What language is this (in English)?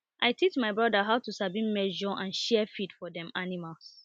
Nigerian Pidgin